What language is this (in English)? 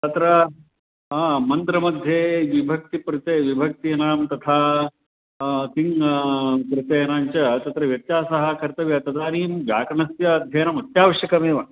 Sanskrit